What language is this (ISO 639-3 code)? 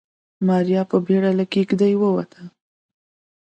pus